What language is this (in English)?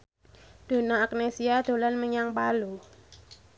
Javanese